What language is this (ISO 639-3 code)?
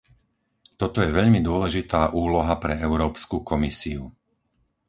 slk